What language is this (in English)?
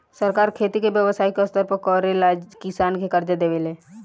Bhojpuri